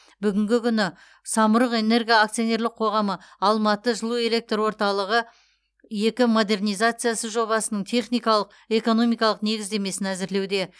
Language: Kazakh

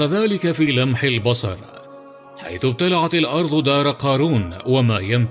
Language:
Arabic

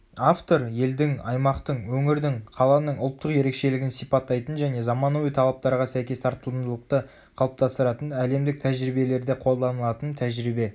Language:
Kazakh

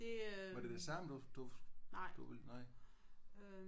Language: Danish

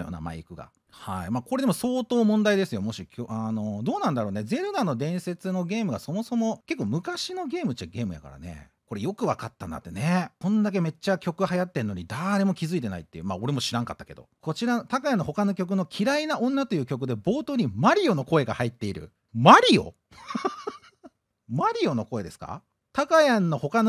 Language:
Japanese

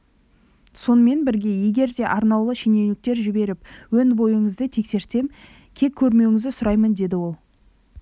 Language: Kazakh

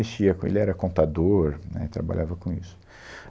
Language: Portuguese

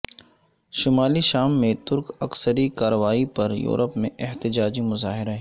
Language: Urdu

